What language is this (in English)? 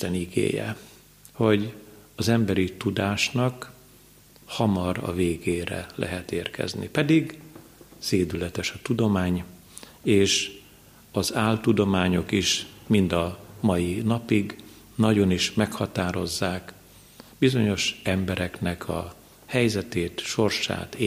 Hungarian